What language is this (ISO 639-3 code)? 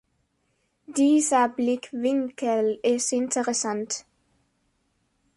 deu